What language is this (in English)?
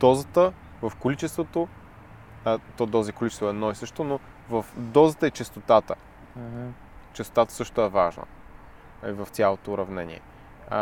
Bulgarian